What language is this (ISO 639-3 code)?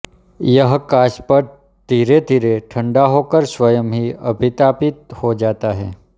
hin